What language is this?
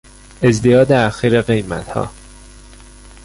Persian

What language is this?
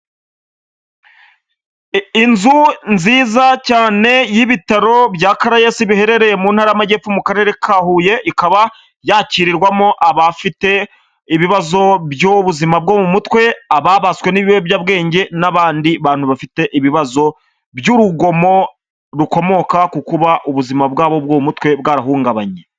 Kinyarwanda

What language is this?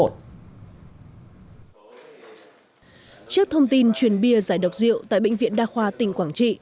Vietnamese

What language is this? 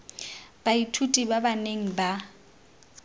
Tswana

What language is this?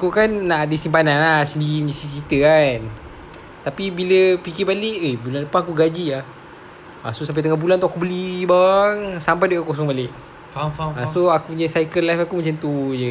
Malay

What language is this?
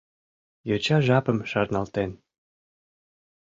Mari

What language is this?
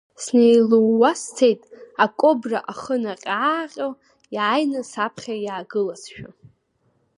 Abkhazian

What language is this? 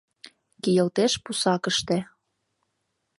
Mari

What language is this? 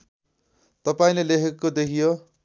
Nepali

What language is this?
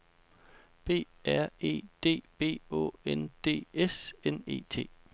Danish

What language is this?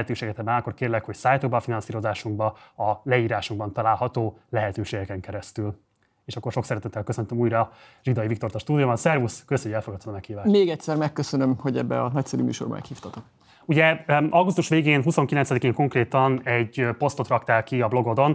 Hungarian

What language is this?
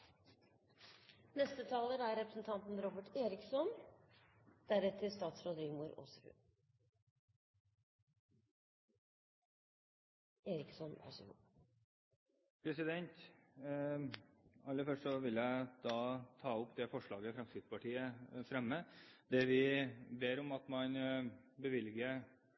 Norwegian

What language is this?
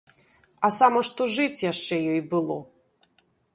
Belarusian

